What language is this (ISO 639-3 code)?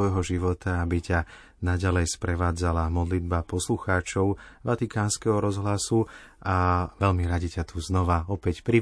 slk